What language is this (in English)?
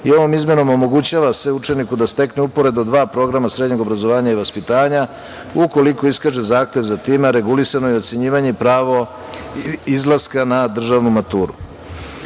Serbian